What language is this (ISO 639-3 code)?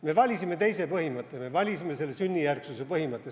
est